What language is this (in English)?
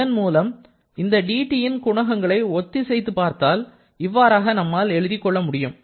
Tamil